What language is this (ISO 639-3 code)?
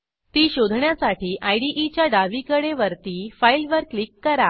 mar